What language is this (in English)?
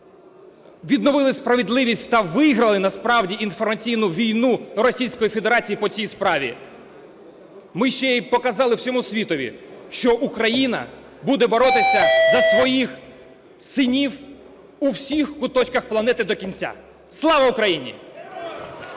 Ukrainian